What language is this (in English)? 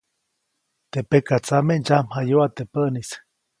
Copainalá Zoque